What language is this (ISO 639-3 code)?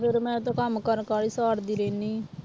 pan